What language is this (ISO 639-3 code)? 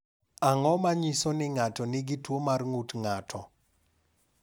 luo